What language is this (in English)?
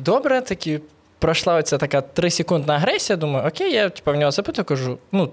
Ukrainian